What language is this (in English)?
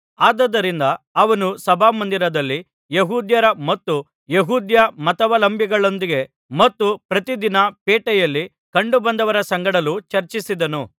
Kannada